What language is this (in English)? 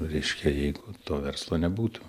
Lithuanian